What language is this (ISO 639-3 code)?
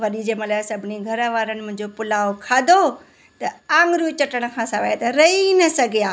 snd